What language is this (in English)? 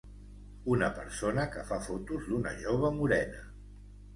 Catalan